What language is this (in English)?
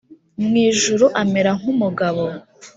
Kinyarwanda